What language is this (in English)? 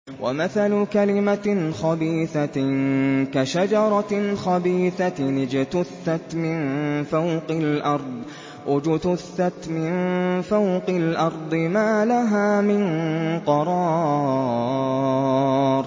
Arabic